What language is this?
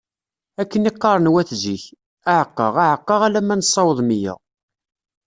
Kabyle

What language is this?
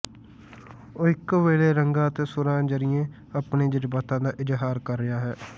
Punjabi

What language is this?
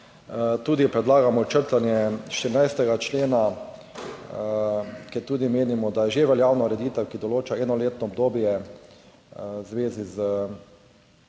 Slovenian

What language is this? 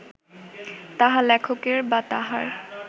Bangla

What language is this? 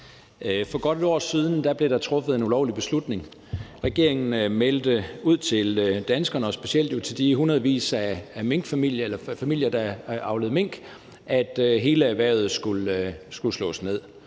Danish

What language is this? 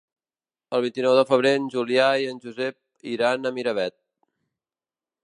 Catalan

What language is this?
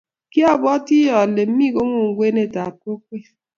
Kalenjin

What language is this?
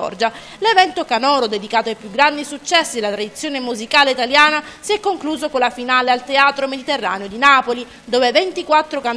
Italian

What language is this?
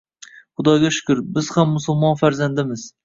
Uzbek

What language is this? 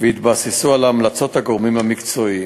Hebrew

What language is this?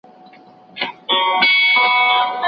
Pashto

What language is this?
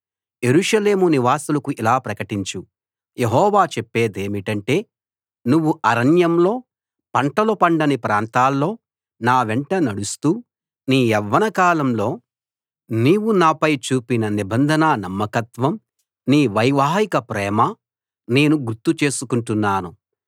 Telugu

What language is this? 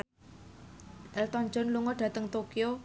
Javanese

